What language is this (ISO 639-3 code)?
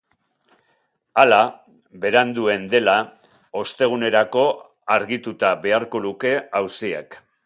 eus